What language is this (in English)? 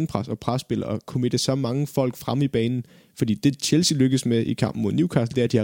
Danish